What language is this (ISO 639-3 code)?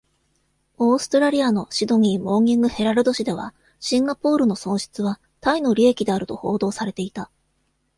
jpn